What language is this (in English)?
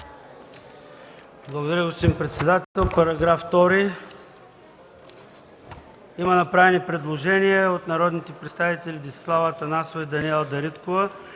Bulgarian